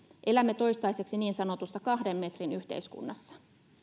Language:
Finnish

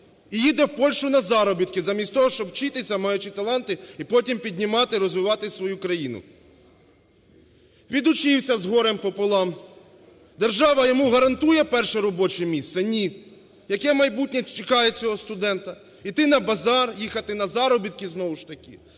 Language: Ukrainian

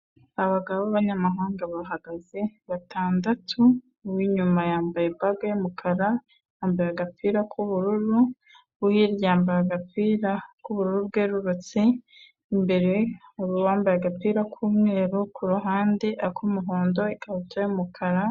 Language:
Kinyarwanda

